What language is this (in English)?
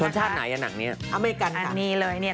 Thai